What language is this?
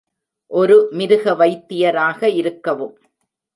Tamil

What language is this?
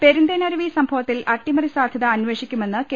Malayalam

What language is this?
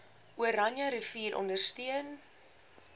Afrikaans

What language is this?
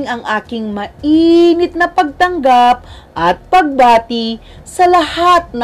Filipino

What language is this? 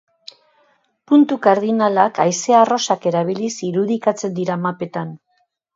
Basque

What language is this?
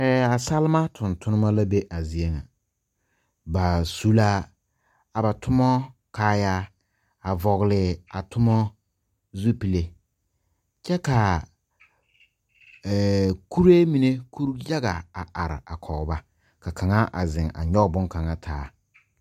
Southern Dagaare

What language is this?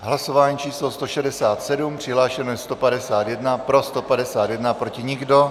Czech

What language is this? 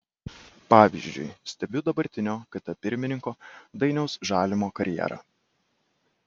Lithuanian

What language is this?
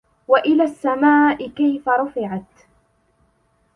Arabic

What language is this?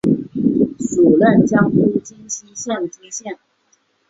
Chinese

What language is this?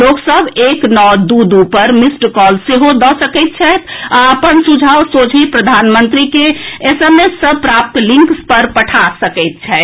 Maithili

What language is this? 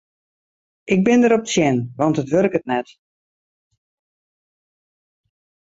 Western Frisian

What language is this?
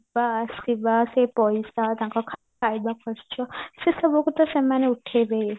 Odia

